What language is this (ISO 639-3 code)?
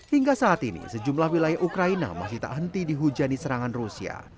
ind